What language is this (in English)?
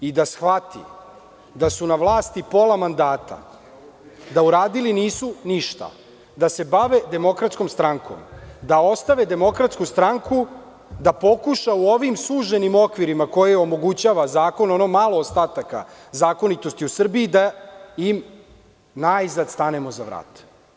Serbian